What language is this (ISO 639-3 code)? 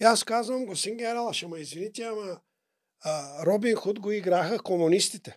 bul